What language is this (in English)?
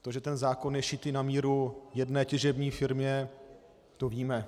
Czech